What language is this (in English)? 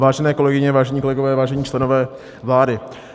Czech